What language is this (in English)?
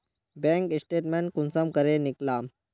Magahi